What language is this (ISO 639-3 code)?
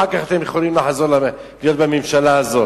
heb